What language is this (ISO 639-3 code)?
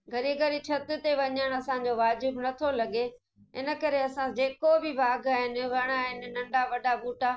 snd